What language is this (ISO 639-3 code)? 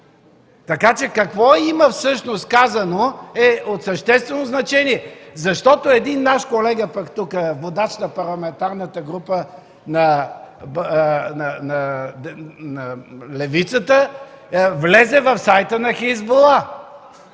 bul